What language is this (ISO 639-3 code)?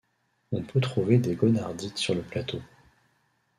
fra